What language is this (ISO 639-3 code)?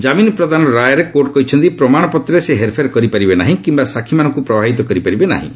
ori